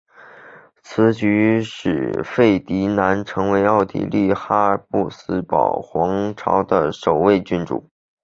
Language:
Chinese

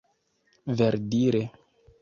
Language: Esperanto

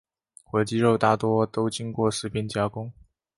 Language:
Chinese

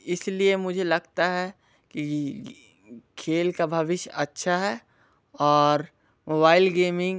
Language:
Hindi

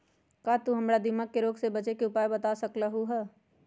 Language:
Magahi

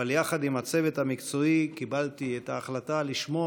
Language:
Hebrew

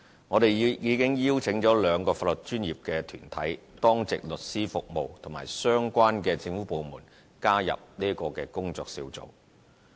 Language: Cantonese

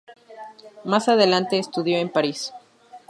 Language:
Spanish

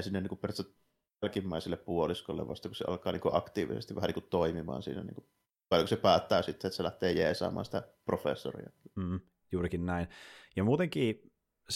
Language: Finnish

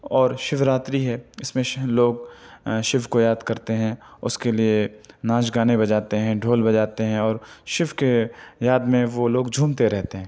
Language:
Urdu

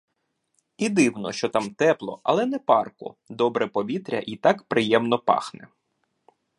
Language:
Ukrainian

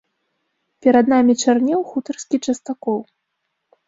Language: Belarusian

